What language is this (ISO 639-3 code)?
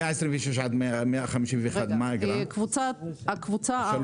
heb